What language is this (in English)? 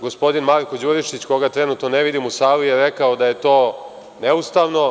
Serbian